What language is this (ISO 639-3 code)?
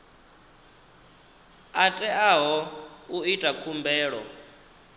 ven